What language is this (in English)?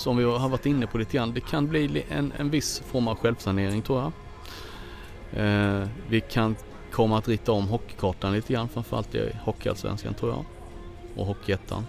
Swedish